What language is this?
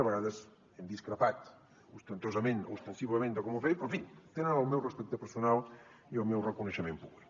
Catalan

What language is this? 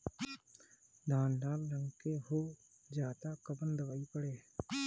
Bhojpuri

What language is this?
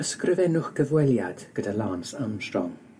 Welsh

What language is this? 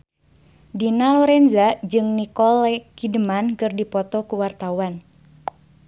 Sundanese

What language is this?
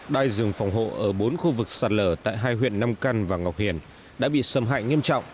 Vietnamese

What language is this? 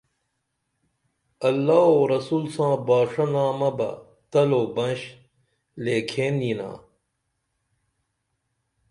Dameli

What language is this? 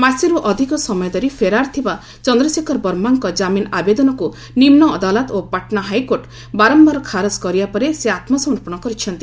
Odia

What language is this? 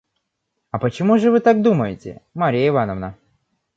Russian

